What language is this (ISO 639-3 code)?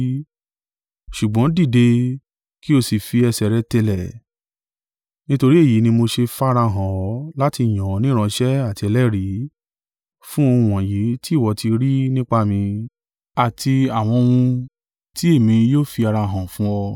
yor